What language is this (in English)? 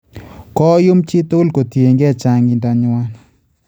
Kalenjin